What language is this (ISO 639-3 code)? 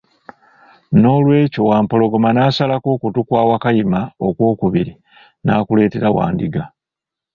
lug